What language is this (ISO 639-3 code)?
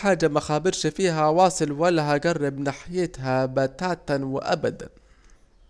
aec